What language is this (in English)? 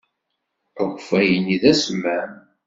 Kabyle